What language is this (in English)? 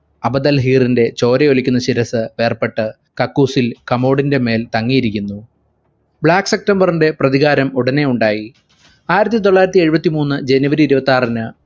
Malayalam